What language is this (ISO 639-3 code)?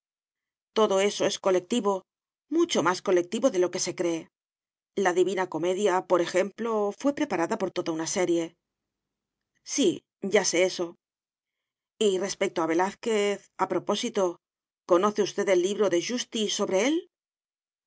spa